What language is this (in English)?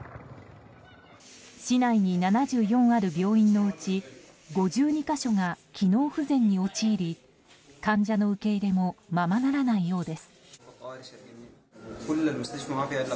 Japanese